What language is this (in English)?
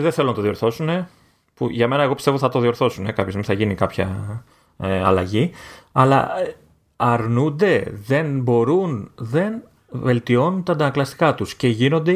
Greek